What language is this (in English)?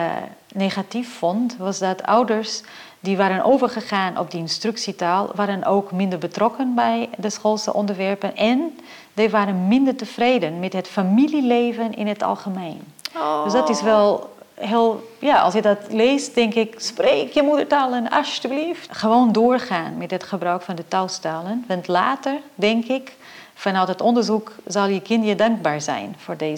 Dutch